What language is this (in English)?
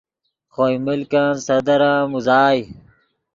Yidgha